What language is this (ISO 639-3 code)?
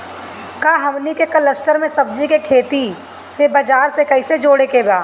bho